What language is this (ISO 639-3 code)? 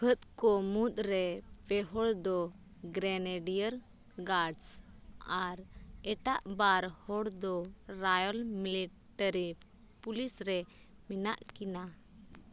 sat